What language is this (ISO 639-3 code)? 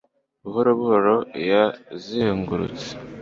kin